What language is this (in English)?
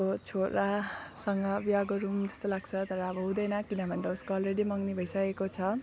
Nepali